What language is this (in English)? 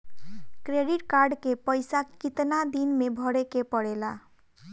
Bhojpuri